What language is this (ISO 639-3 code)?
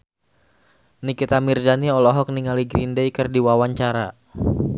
sun